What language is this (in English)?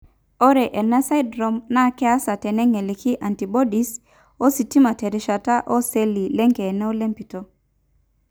Masai